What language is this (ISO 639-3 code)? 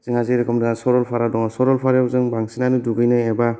brx